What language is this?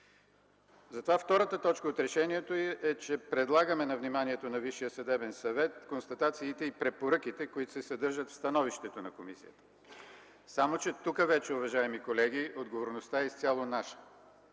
Bulgarian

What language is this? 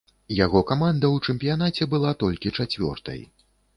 Belarusian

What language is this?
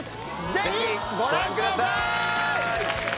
Japanese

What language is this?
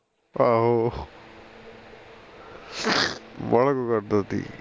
Punjabi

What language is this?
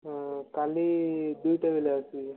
Odia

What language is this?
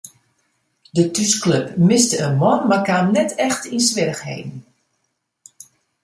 Western Frisian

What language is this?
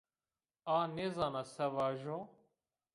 Zaza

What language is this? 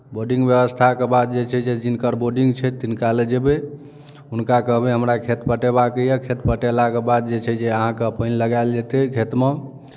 Maithili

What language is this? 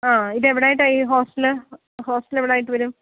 Malayalam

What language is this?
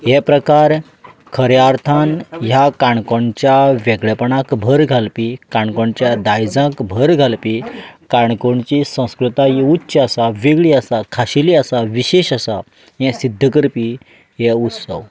Konkani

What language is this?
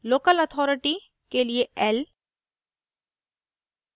Hindi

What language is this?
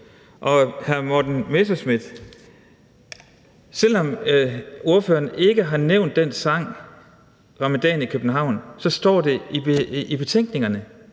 Danish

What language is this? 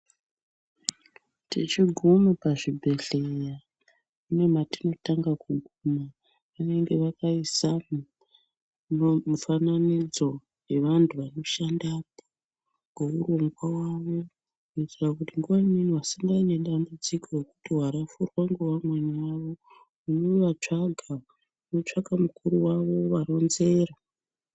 Ndau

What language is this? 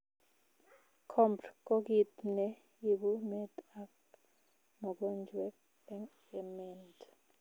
Kalenjin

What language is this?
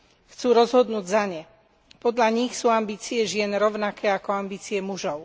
Slovak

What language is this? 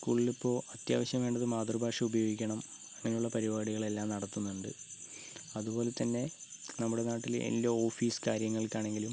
Malayalam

